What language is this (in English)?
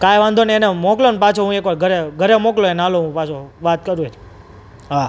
Gujarati